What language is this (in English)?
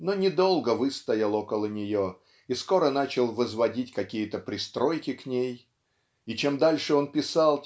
Russian